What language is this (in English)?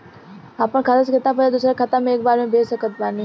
Bhojpuri